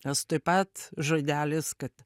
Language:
Lithuanian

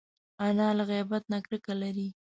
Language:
Pashto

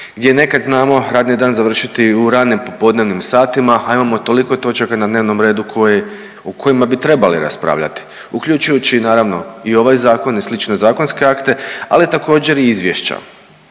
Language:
Croatian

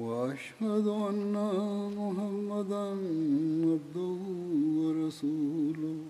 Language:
Malayalam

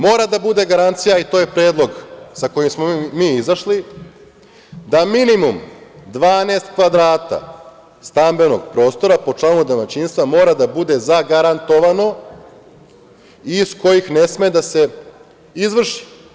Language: Serbian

